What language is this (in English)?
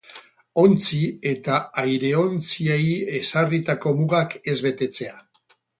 Basque